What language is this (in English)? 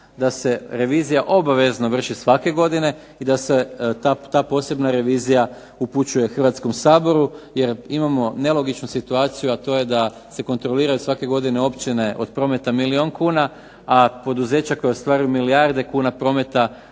Croatian